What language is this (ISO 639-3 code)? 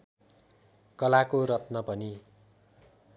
nep